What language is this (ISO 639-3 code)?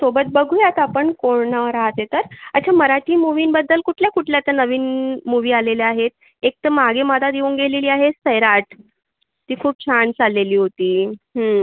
mar